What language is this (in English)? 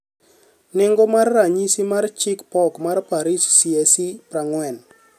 Luo (Kenya and Tanzania)